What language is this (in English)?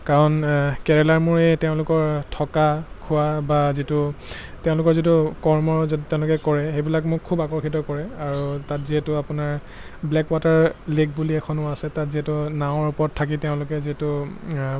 Assamese